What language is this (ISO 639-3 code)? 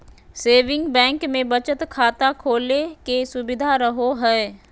mag